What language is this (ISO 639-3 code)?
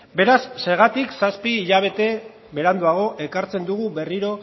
eus